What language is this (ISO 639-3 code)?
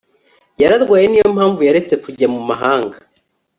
kin